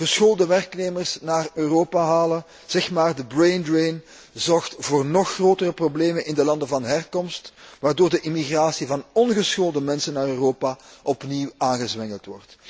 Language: Dutch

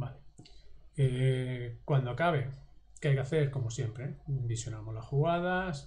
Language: Spanish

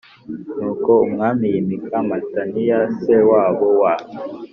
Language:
Kinyarwanda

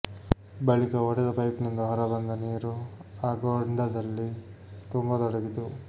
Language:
Kannada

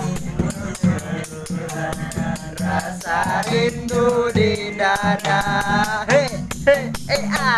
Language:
Spanish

